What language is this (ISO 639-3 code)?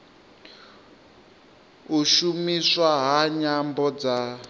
ven